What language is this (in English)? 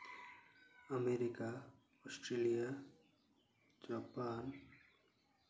Santali